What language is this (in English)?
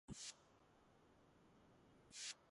Georgian